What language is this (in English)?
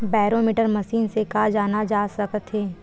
Chhattisgarhi